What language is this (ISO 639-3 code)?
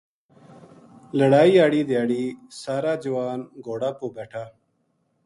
gju